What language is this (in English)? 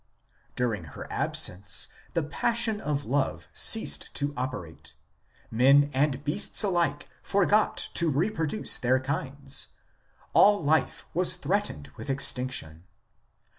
English